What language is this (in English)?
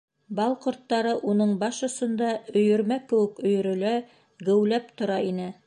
Bashkir